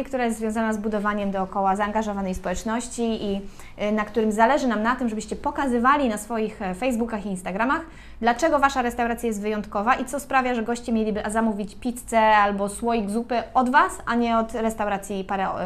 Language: Polish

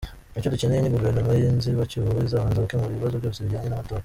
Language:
Kinyarwanda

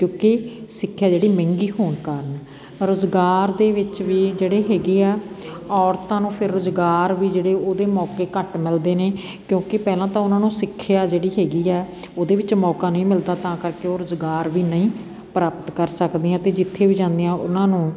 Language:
Punjabi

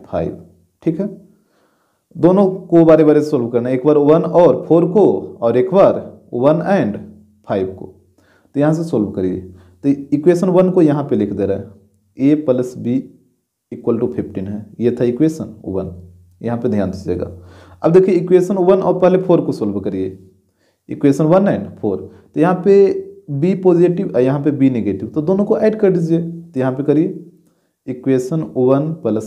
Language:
Hindi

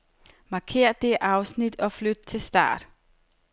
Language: Danish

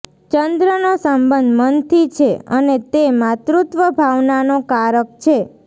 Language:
Gujarati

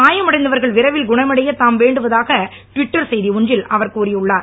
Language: Tamil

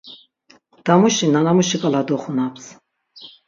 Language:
Laz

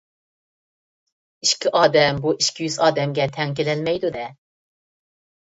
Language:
Uyghur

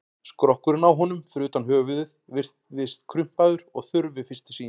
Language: Icelandic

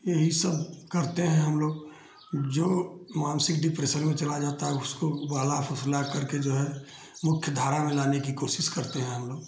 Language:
Hindi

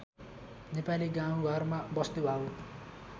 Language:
Nepali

